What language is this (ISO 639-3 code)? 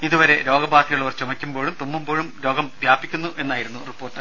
mal